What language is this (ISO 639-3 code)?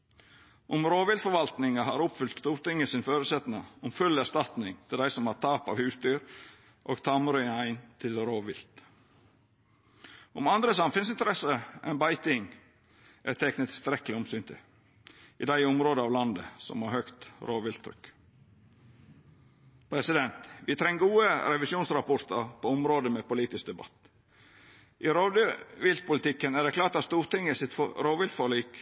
nno